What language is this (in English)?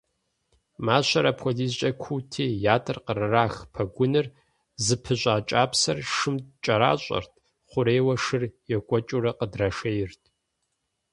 Kabardian